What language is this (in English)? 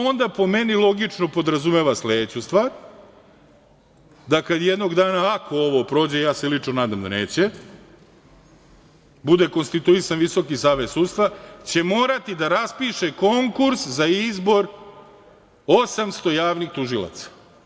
Serbian